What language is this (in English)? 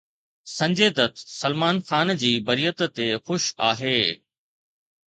Sindhi